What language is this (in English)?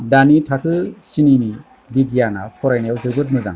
Bodo